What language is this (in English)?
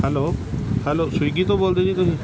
Punjabi